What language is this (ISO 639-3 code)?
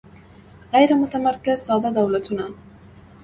pus